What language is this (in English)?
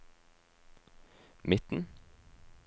Norwegian